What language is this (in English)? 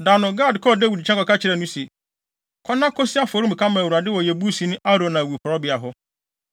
Akan